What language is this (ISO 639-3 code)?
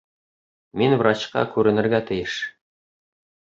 bak